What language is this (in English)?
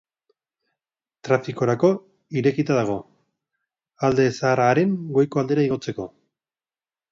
Basque